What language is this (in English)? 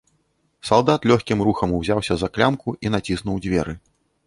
Belarusian